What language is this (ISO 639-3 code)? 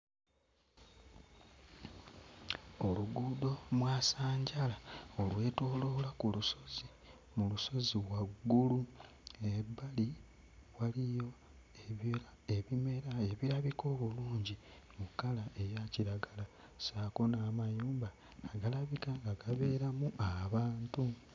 lug